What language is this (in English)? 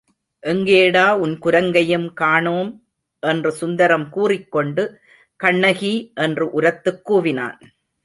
Tamil